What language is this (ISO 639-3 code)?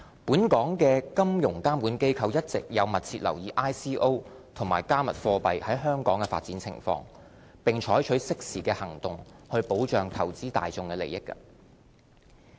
yue